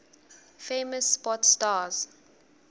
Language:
Swati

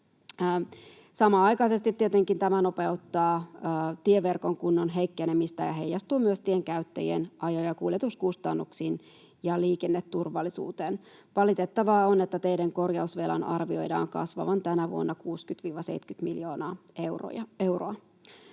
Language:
Finnish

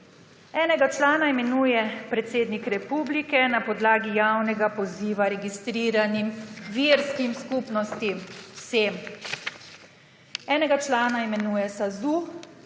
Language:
Slovenian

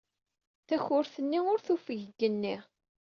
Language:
Kabyle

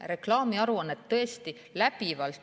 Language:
Estonian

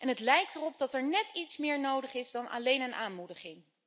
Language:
Dutch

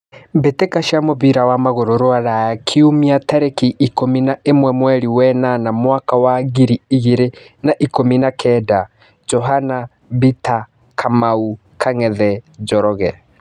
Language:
Kikuyu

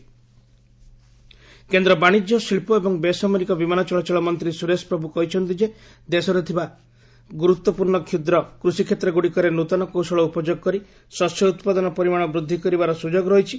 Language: Odia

